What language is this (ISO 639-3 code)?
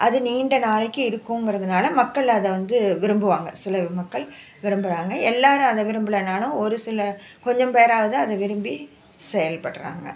tam